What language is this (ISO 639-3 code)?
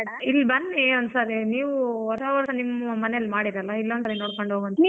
kan